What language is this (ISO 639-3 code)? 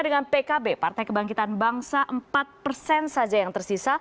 ind